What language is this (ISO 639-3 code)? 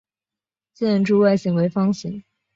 zho